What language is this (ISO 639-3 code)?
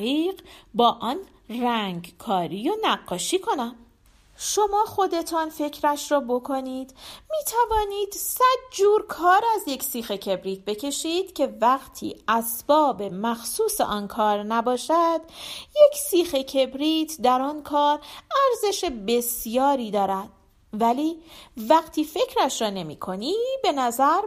fas